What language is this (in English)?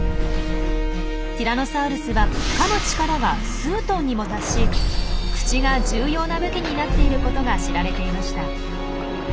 Japanese